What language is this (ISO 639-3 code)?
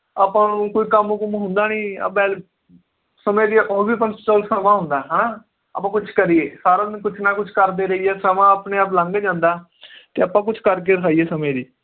pan